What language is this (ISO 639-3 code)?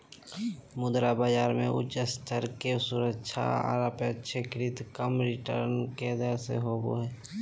mag